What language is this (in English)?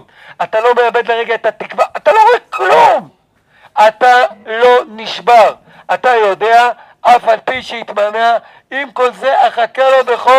Hebrew